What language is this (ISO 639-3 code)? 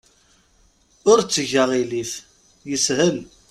kab